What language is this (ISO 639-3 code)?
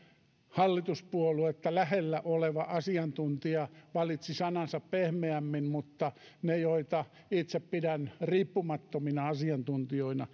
fin